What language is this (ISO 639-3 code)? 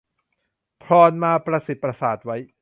tha